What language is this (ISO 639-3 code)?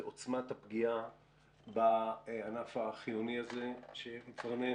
heb